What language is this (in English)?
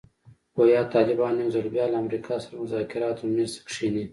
Pashto